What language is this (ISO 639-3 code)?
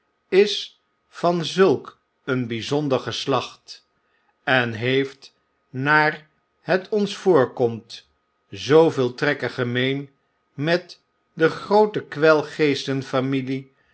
nld